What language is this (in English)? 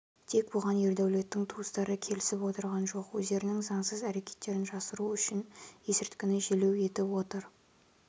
Kazakh